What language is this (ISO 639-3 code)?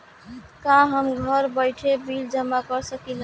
bho